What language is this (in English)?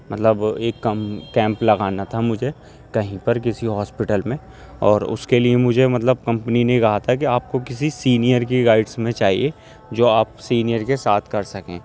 Urdu